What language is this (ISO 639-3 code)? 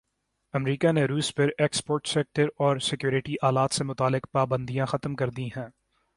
urd